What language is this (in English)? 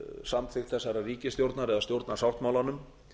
Icelandic